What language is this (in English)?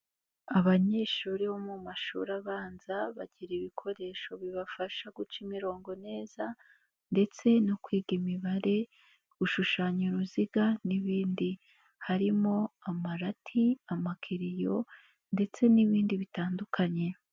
Kinyarwanda